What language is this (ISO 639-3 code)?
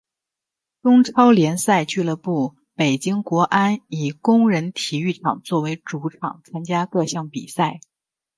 zho